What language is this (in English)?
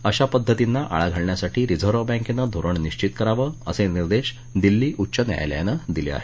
Marathi